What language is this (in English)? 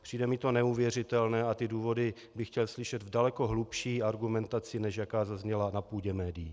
Czech